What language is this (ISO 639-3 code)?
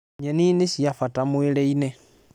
kik